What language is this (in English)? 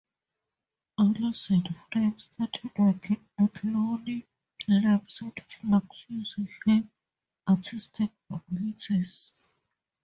English